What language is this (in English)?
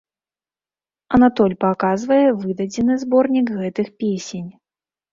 Belarusian